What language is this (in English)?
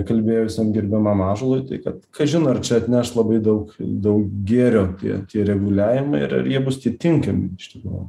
Lithuanian